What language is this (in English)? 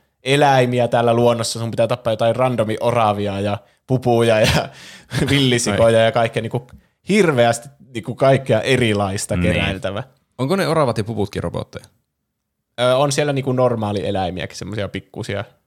Finnish